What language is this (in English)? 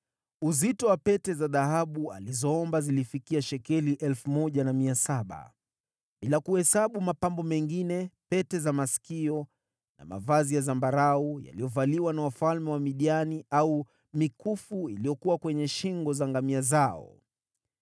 Swahili